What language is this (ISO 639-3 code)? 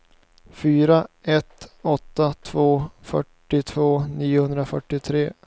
swe